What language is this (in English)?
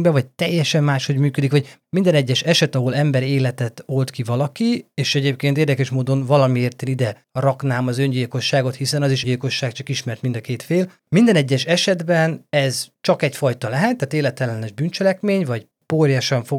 Hungarian